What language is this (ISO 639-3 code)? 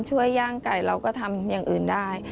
tha